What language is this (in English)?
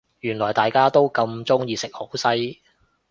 Cantonese